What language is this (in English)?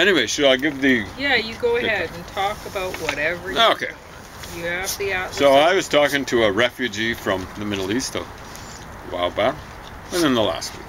English